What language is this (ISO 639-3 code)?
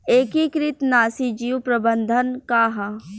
bho